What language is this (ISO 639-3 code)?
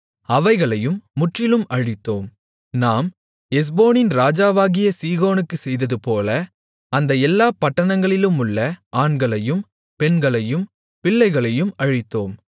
tam